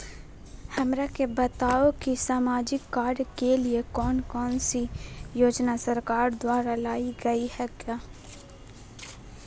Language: Magahi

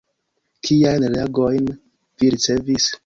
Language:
Esperanto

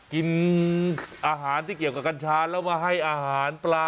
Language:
Thai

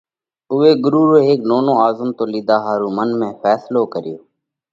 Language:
Parkari Koli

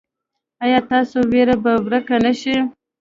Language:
Pashto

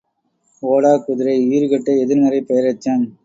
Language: Tamil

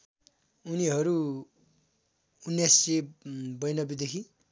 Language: Nepali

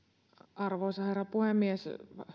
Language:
Finnish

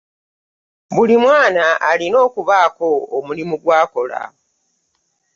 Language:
Ganda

